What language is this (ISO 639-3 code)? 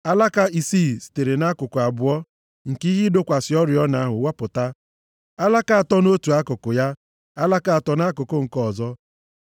ibo